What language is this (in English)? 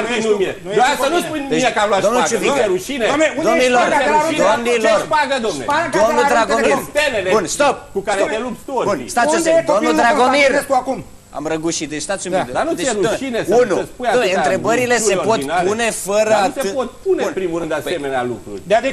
Romanian